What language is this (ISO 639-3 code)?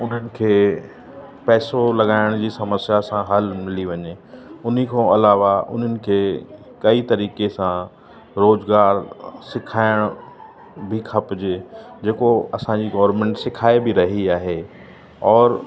snd